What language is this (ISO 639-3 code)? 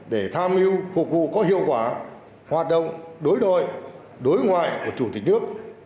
vie